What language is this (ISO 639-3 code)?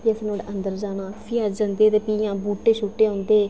doi